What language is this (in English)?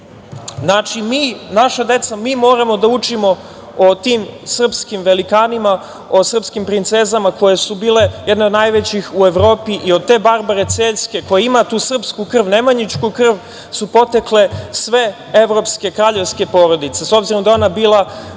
Serbian